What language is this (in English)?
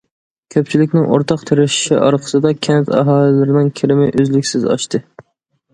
Uyghur